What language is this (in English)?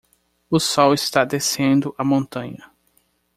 Portuguese